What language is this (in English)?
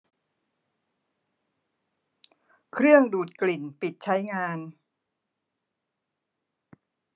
Thai